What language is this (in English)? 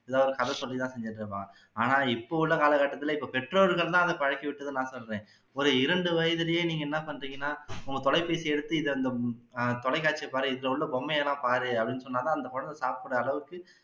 Tamil